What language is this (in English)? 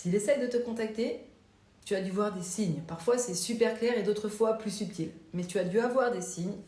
French